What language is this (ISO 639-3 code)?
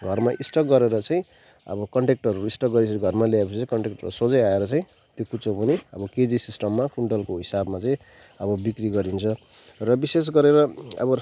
nep